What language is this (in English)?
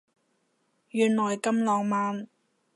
Cantonese